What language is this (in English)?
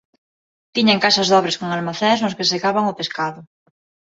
Galician